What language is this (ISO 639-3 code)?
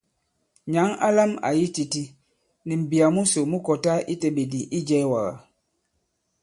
abb